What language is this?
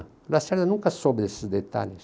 Portuguese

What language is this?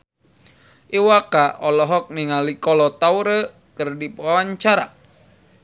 Sundanese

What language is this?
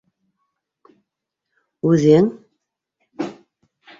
Bashkir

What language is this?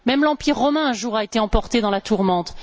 French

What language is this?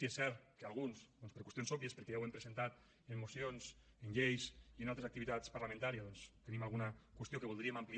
Catalan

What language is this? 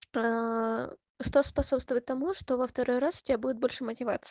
Russian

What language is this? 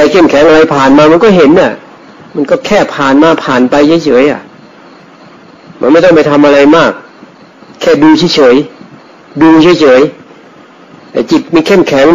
Thai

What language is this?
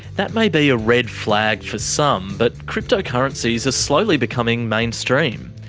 English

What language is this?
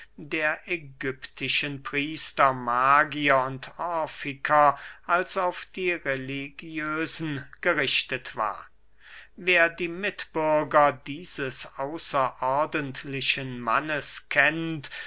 German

